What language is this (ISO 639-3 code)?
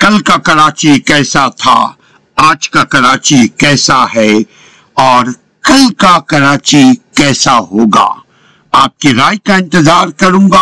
urd